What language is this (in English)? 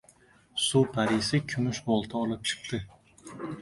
Uzbek